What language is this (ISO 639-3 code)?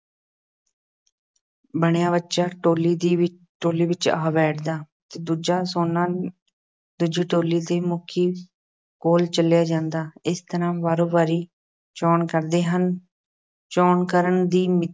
pan